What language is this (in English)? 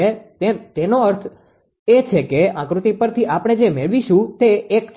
Gujarati